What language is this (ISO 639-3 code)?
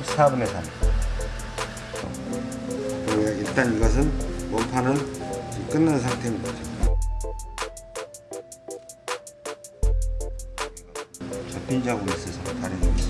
kor